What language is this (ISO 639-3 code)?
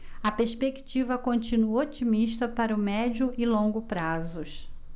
por